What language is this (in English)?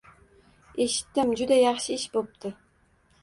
Uzbek